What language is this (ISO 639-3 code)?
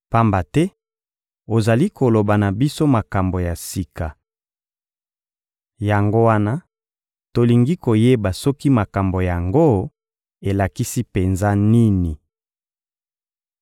lin